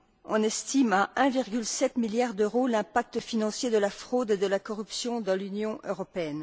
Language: French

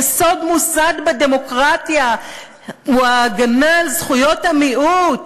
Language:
Hebrew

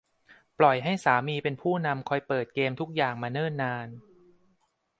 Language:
Thai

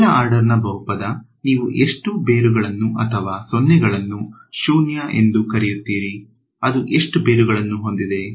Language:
Kannada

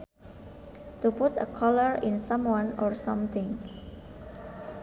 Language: Sundanese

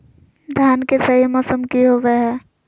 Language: Magahi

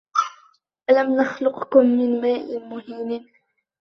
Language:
Arabic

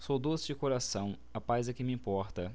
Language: Portuguese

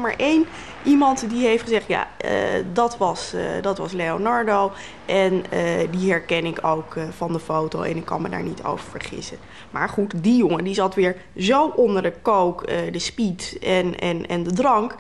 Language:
Dutch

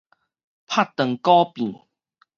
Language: Min Nan Chinese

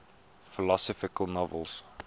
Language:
English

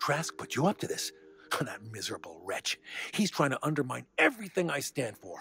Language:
English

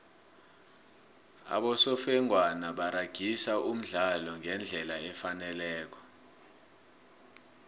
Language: South Ndebele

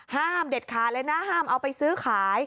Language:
Thai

